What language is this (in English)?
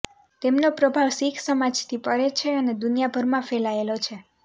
Gujarati